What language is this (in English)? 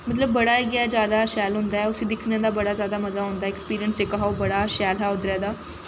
Dogri